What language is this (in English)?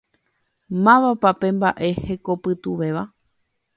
Guarani